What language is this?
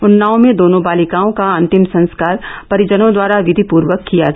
Hindi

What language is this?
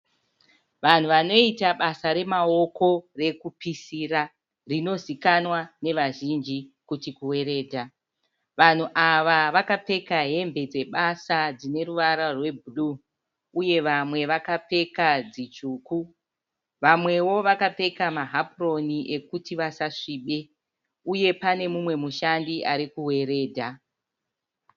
Shona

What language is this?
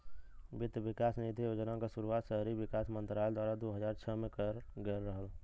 Bhojpuri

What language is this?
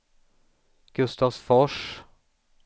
Swedish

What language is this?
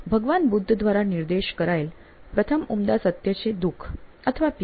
Gujarati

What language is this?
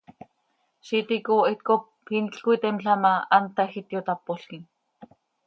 Seri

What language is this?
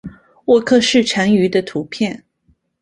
Chinese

